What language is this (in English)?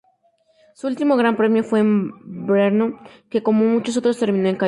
Spanish